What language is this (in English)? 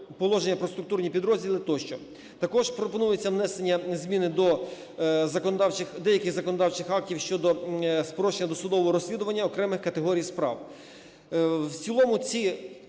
Ukrainian